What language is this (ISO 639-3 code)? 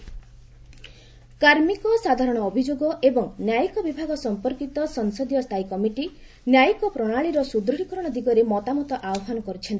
ori